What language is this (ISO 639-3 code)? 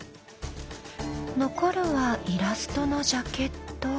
jpn